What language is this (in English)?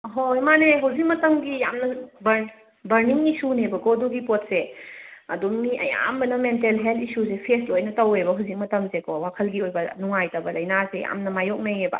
Manipuri